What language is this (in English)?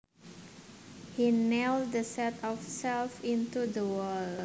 Javanese